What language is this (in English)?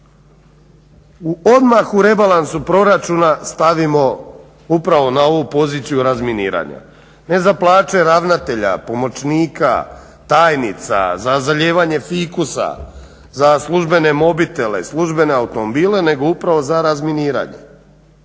Croatian